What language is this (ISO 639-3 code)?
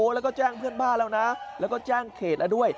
tha